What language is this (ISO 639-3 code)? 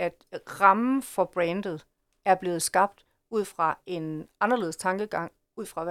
dan